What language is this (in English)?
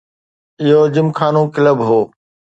Sindhi